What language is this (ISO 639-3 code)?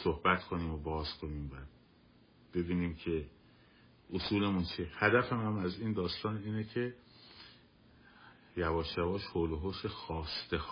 fas